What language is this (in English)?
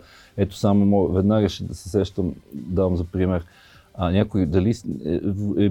Bulgarian